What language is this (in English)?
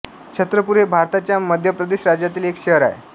Marathi